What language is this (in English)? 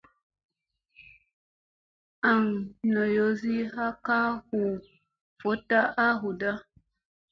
Musey